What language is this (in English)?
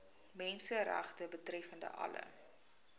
Afrikaans